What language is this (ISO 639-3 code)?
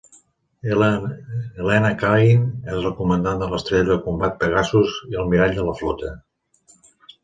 cat